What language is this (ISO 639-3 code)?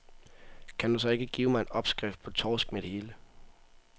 dan